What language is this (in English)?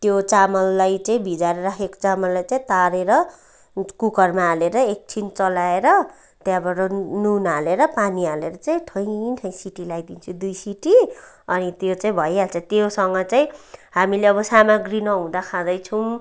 Nepali